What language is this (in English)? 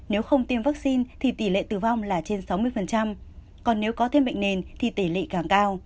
Vietnamese